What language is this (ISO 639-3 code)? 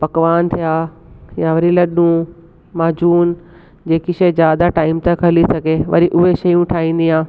snd